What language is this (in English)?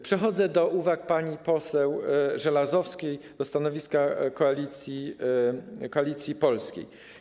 Polish